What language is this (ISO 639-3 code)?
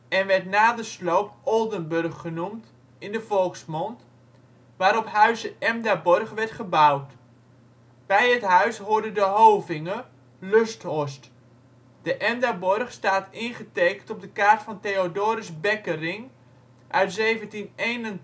nld